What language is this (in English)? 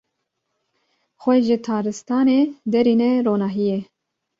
Kurdish